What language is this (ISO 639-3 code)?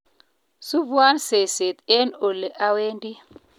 kln